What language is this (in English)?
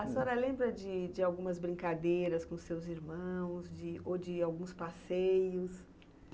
Portuguese